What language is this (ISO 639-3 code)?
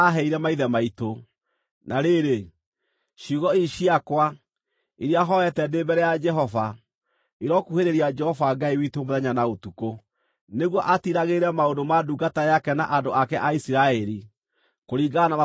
kik